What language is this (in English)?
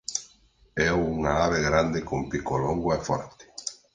Galician